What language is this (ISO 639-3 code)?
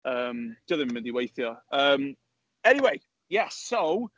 cym